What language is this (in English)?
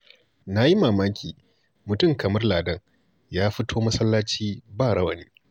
Hausa